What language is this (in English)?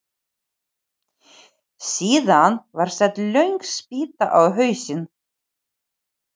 Icelandic